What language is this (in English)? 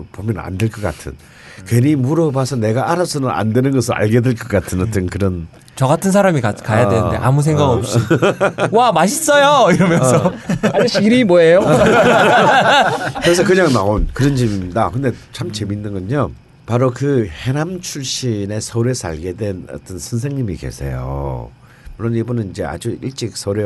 Korean